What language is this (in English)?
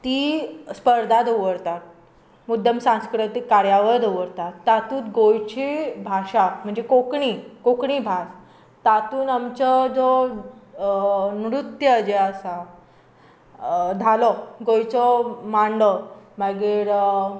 Konkani